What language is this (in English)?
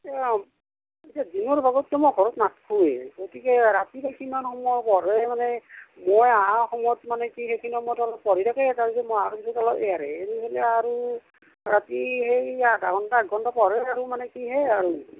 Assamese